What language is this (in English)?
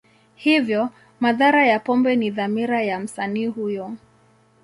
Swahili